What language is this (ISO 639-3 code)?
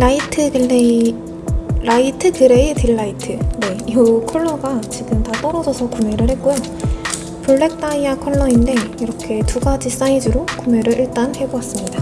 kor